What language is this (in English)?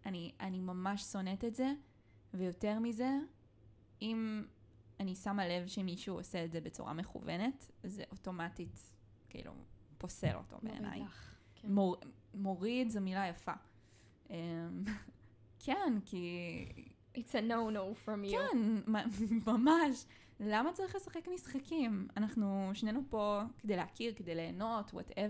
Hebrew